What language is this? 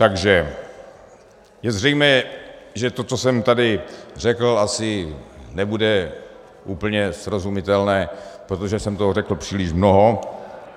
Czech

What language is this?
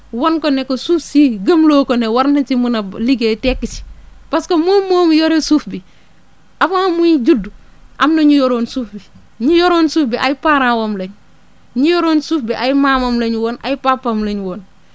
Wolof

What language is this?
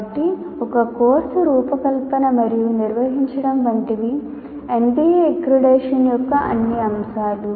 Telugu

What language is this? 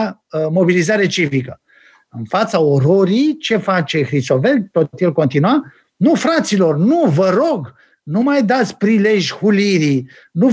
Romanian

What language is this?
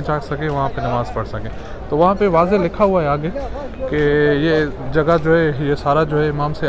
Hindi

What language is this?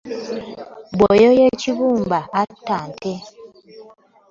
Ganda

